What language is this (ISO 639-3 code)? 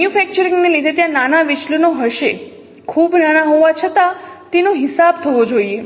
guj